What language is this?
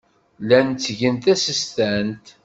Kabyle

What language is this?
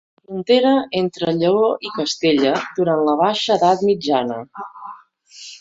Catalan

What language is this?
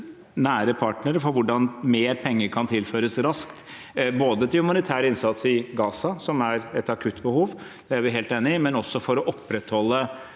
Norwegian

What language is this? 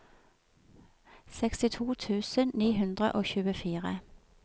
Norwegian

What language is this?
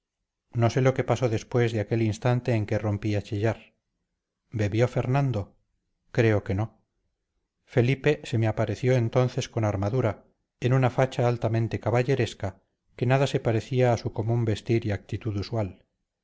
Spanish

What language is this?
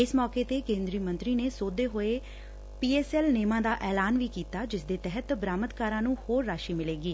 Punjabi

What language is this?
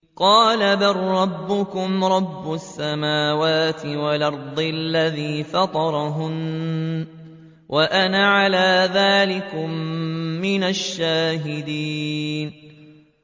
Arabic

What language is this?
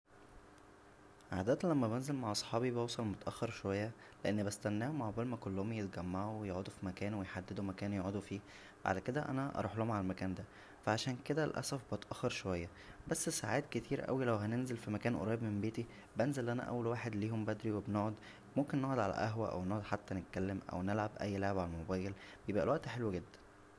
Egyptian Arabic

